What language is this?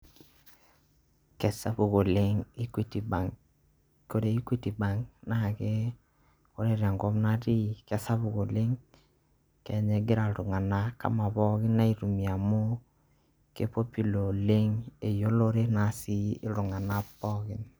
Masai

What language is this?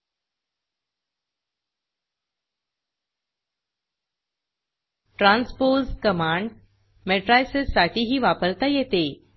Marathi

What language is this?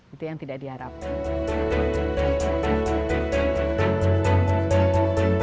Indonesian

